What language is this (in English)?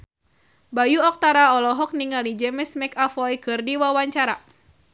Sundanese